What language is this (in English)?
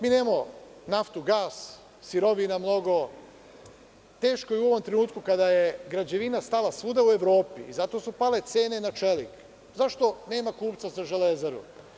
Serbian